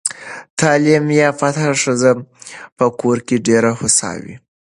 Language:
Pashto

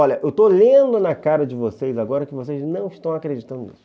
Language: Portuguese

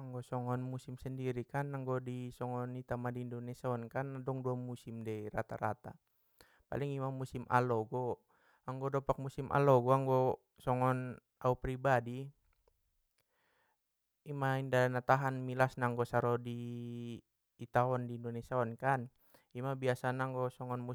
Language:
Batak Mandailing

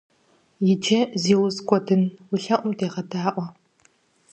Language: Kabardian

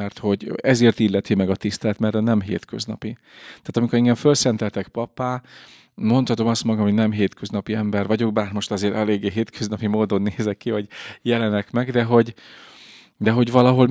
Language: Hungarian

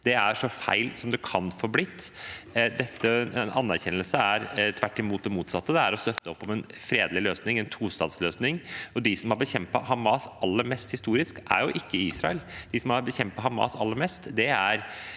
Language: Norwegian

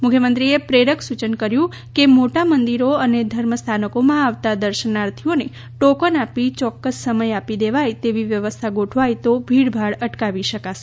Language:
Gujarati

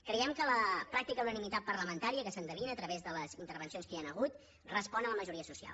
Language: Catalan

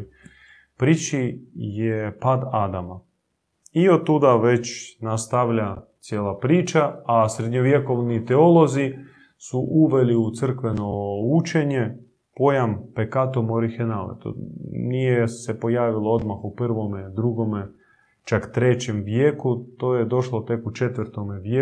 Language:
Croatian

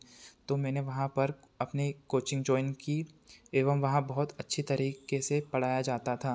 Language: Hindi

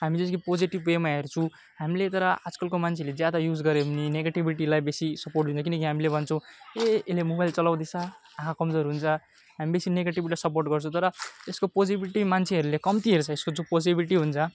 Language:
Nepali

